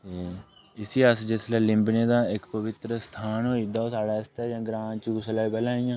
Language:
Dogri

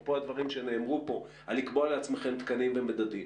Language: Hebrew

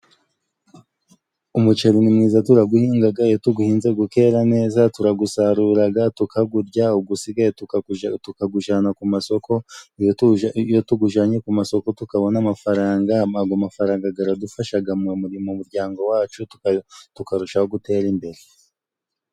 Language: Kinyarwanda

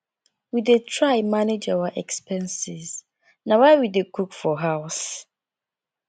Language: Nigerian Pidgin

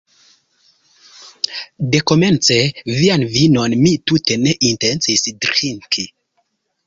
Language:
Esperanto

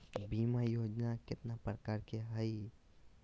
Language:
Magahi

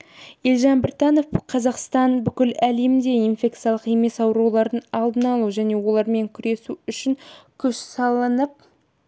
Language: Kazakh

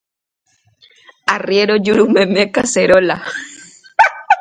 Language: Guarani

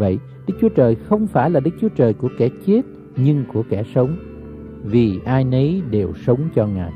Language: Vietnamese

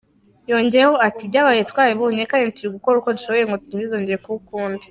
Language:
Kinyarwanda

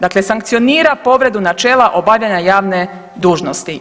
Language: Croatian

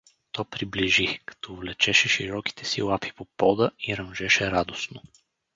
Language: Bulgarian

